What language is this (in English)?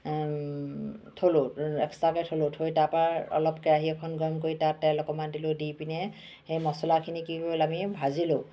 Assamese